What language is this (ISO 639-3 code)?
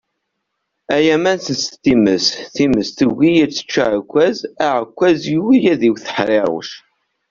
kab